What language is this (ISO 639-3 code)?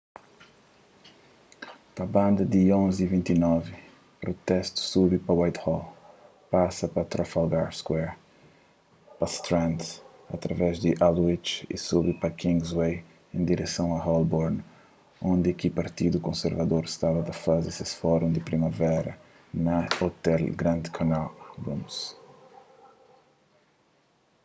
kea